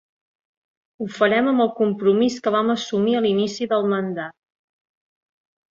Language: Catalan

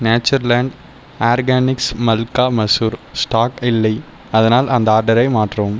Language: Tamil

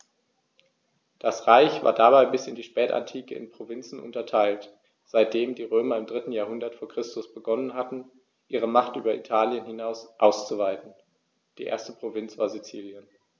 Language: German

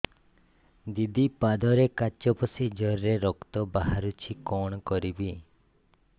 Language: Odia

